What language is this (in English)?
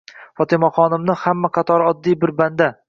Uzbek